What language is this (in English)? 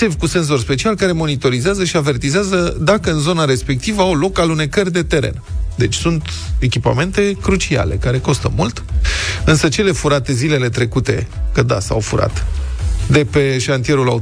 Romanian